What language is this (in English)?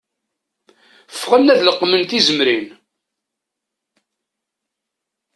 Kabyle